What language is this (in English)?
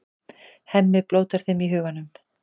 Icelandic